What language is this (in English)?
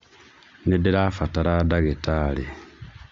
Kikuyu